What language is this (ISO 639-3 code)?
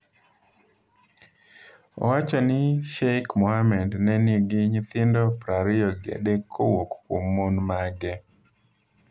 luo